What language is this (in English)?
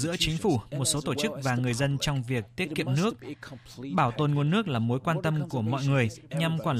Vietnamese